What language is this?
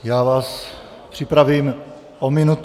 Czech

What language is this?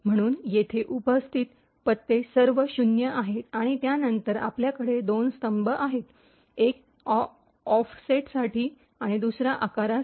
Marathi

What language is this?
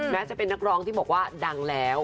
Thai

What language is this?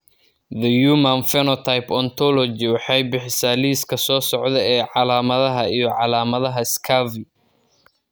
Somali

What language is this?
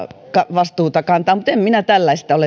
Finnish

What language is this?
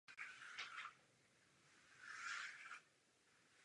Czech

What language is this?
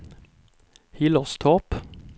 Swedish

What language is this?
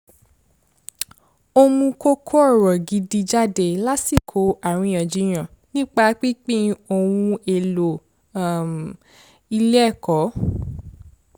Yoruba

